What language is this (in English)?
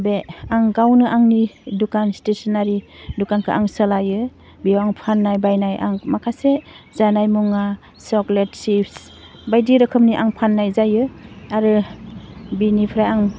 Bodo